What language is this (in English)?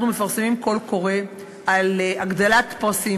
Hebrew